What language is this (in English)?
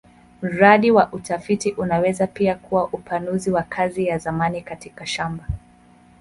Swahili